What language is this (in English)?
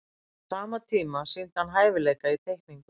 Icelandic